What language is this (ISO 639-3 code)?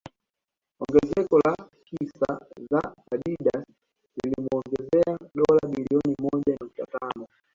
swa